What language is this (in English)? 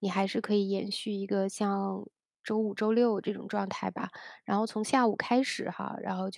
Chinese